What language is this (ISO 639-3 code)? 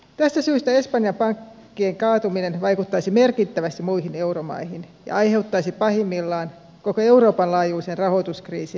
fin